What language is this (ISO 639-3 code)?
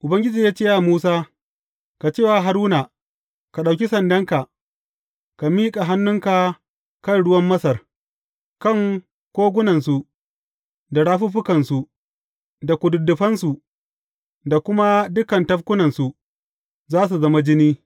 hau